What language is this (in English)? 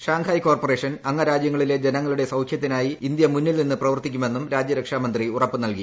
Malayalam